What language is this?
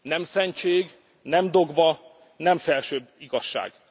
Hungarian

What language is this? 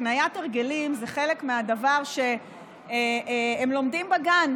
Hebrew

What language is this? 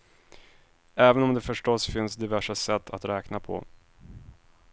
Swedish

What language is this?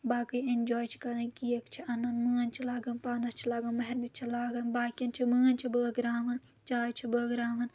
Kashmiri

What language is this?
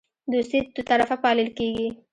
Pashto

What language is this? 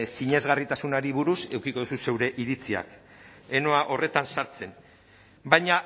Basque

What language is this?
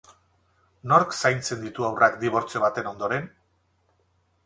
Basque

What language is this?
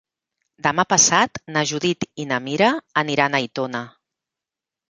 Catalan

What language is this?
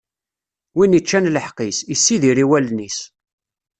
Kabyle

